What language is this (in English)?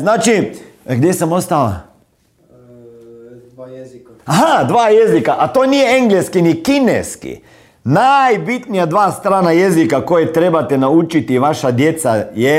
Croatian